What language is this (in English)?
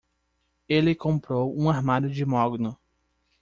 Portuguese